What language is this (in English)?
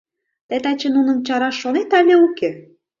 Mari